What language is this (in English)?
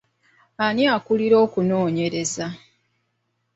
Ganda